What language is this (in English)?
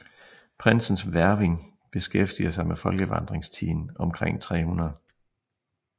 Danish